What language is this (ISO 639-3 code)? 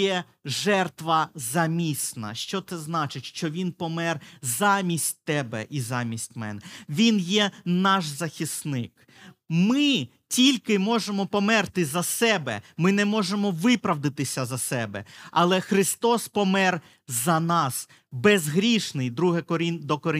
ukr